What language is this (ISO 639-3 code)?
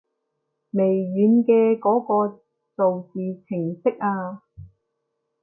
yue